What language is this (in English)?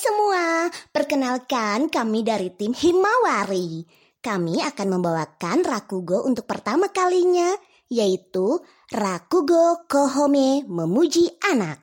Indonesian